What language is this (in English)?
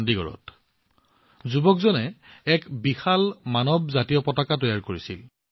Assamese